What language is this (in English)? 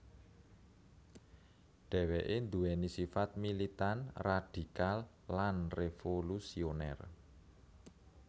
Javanese